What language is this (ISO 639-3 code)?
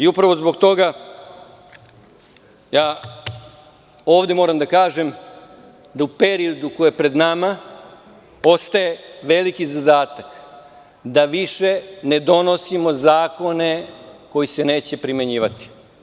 srp